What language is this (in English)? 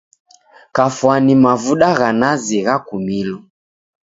Taita